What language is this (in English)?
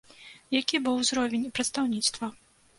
Belarusian